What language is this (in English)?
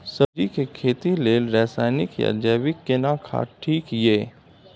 Maithili